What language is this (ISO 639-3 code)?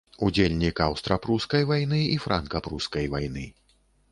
bel